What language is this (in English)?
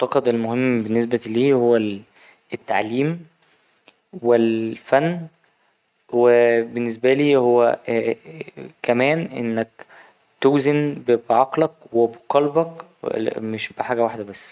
Egyptian Arabic